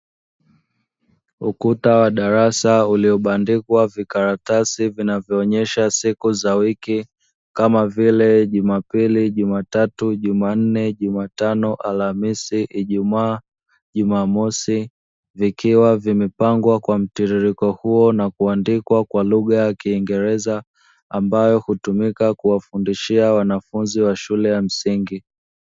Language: Swahili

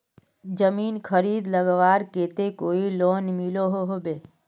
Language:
Magahi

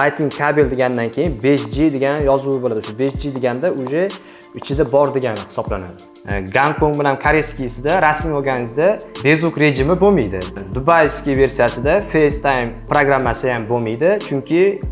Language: Uzbek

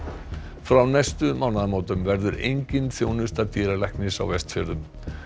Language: Icelandic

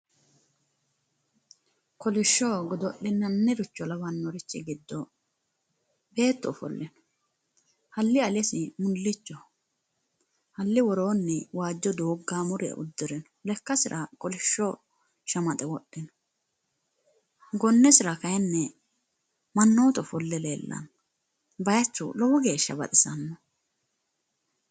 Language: Sidamo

